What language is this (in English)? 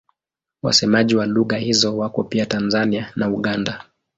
Swahili